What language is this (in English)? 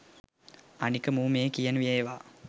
Sinhala